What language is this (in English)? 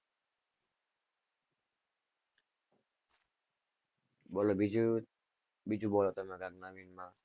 Gujarati